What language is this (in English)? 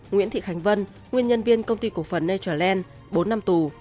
Vietnamese